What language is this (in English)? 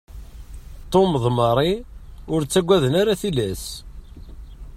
Kabyle